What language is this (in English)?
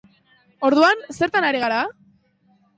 Basque